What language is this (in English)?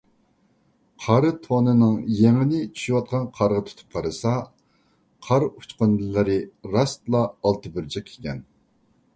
Uyghur